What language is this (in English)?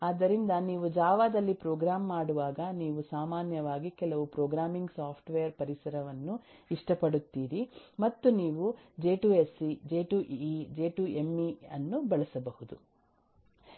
Kannada